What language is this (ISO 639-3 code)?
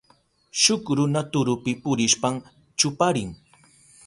qup